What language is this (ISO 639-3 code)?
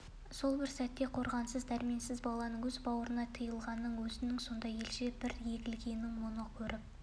kaz